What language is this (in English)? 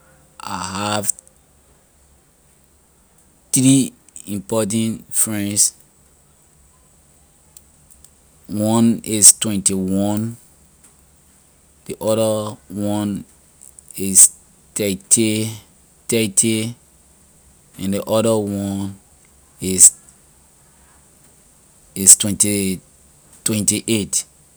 Liberian English